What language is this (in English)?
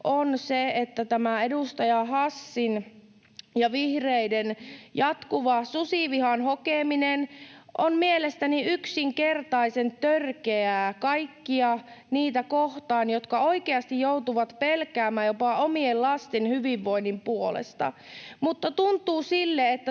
Finnish